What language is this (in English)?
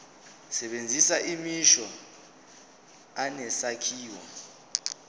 Zulu